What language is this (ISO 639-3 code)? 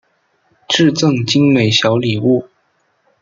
zho